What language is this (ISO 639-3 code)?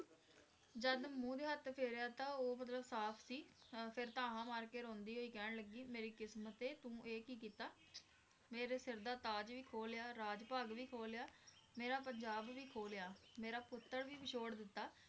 pan